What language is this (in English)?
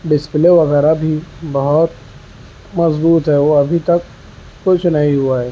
Urdu